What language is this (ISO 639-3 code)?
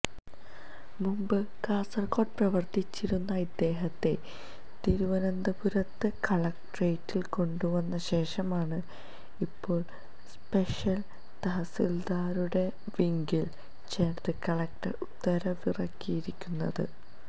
mal